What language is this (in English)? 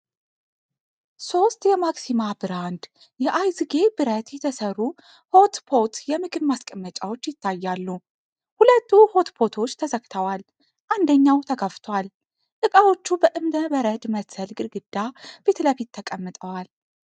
Amharic